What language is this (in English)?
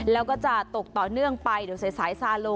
Thai